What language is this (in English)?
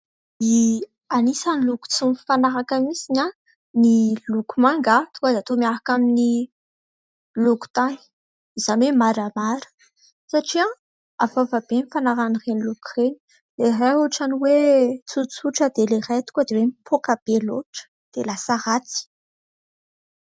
Malagasy